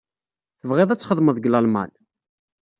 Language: Kabyle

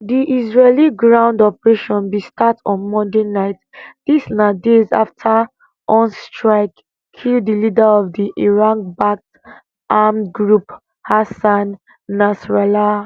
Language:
Nigerian Pidgin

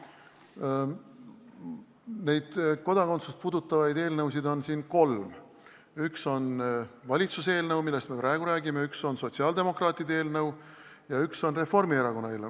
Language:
Estonian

